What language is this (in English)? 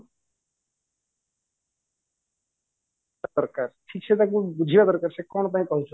Odia